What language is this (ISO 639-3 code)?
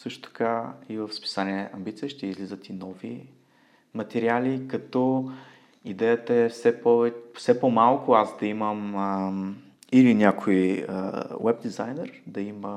bul